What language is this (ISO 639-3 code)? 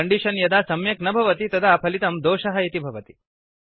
san